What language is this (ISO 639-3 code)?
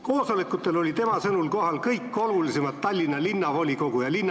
est